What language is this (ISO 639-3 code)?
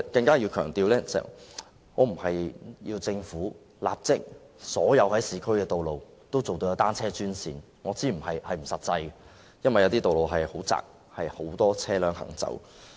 yue